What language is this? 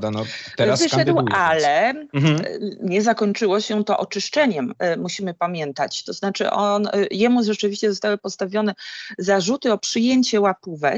Polish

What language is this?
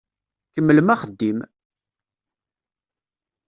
Kabyle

